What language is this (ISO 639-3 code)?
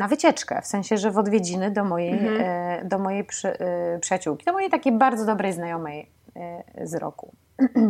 pol